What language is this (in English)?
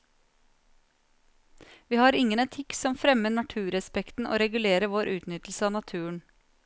Norwegian